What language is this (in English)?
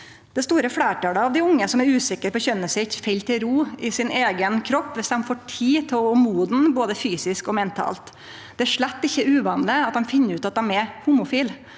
Norwegian